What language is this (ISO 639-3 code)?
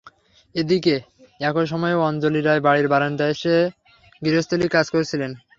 ben